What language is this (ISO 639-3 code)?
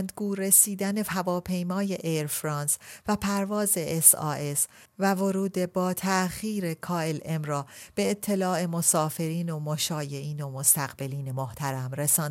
fas